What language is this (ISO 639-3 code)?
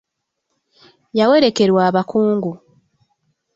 lug